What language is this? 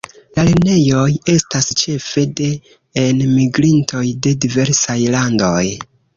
Esperanto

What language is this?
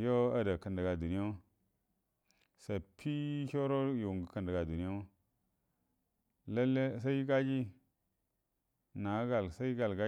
Buduma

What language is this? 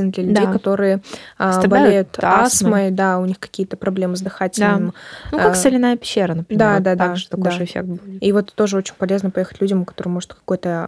Russian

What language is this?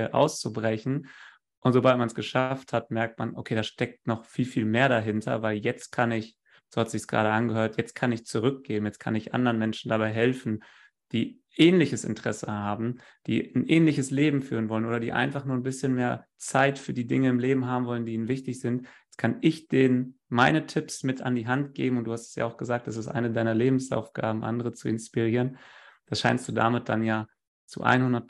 German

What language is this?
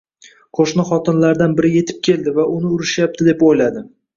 Uzbek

